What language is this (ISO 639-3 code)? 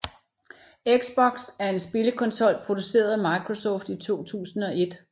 dan